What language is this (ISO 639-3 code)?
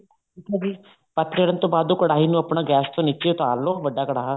pan